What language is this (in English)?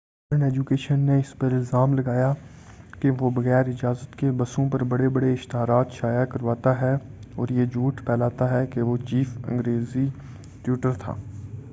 Urdu